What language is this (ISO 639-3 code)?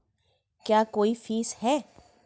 hin